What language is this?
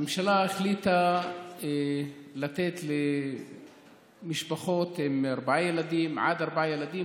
Hebrew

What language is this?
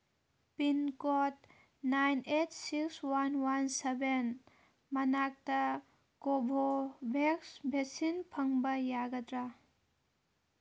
Manipuri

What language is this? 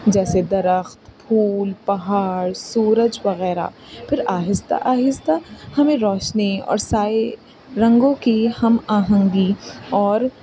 Urdu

